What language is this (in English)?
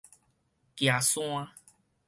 Min Nan Chinese